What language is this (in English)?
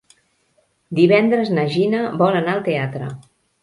Catalan